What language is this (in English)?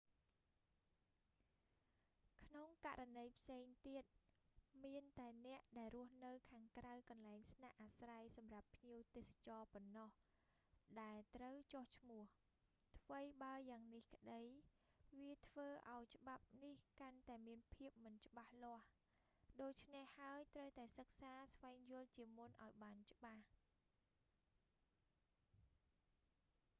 Khmer